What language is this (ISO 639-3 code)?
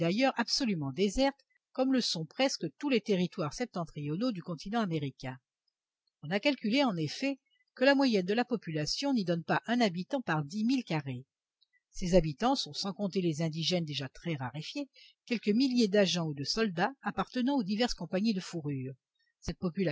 fra